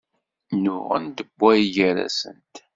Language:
Kabyle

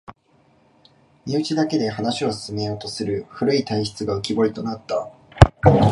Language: Japanese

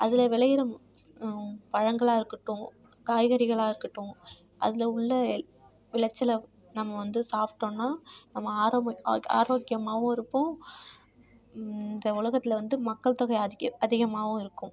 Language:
Tamil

